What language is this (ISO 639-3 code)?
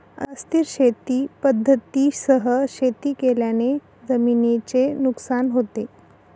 mar